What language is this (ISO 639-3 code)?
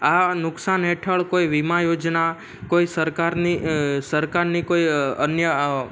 guj